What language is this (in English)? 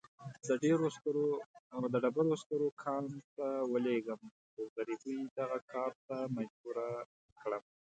Pashto